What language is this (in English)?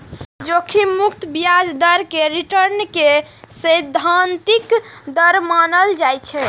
Maithili